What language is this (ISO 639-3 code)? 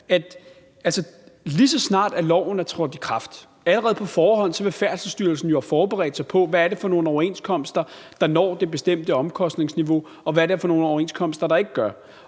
dan